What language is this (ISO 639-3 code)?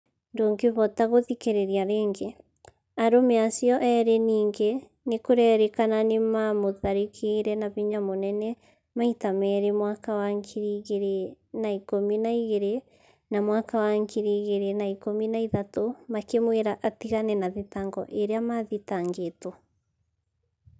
kik